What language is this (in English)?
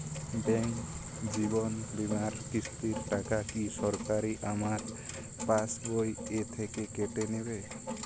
Bangla